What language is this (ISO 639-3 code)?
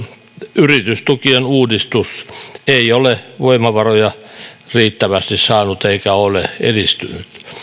fin